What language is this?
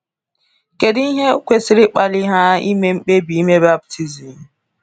Igbo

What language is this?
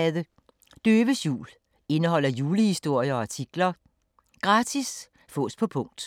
Danish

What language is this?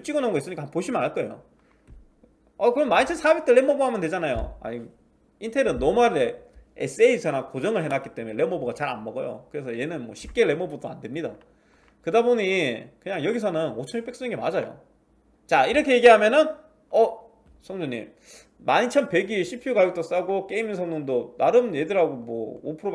Korean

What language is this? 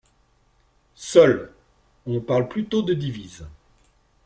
French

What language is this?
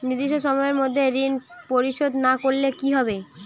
Bangla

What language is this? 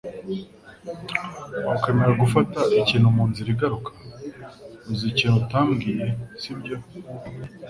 Kinyarwanda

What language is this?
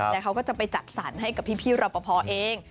Thai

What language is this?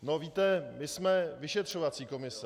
Czech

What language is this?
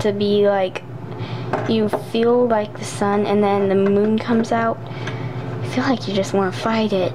English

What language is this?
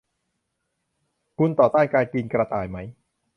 Thai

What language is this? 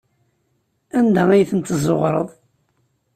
Kabyle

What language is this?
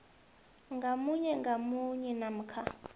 South Ndebele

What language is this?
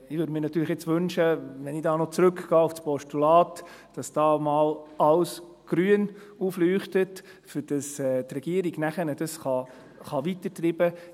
Swiss German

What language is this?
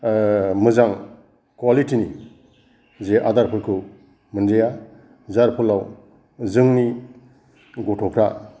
Bodo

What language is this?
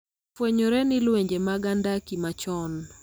Luo (Kenya and Tanzania)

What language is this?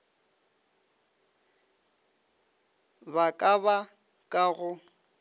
Northern Sotho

